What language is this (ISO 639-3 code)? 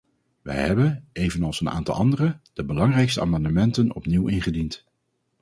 nld